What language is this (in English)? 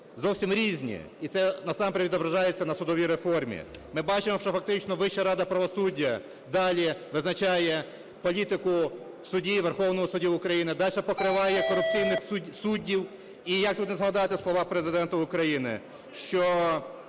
Ukrainian